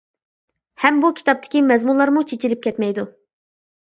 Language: Uyghur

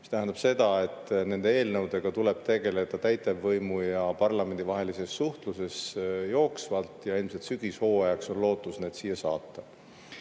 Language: Estonian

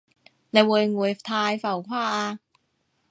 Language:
Cantonese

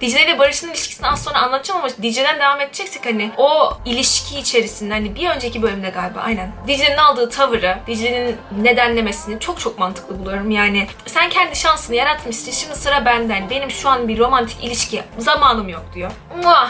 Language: Turkish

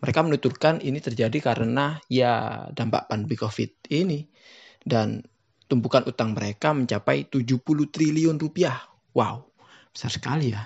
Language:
Indonesian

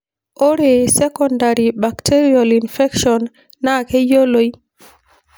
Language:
Masai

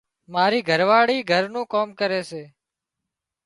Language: Wadiyara Koli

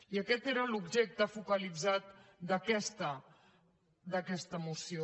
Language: Catalan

